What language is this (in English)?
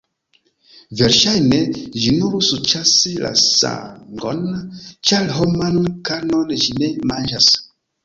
Esperanto